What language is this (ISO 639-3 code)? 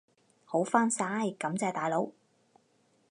yue